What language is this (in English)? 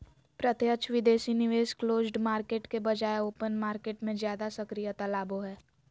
Magahi